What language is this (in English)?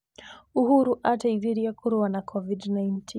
Kikuyu